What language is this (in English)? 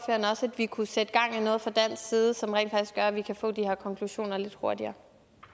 Danish